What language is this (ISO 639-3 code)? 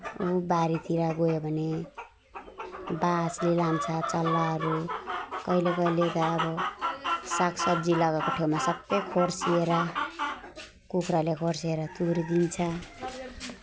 nep